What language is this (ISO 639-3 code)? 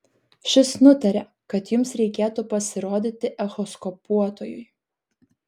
lit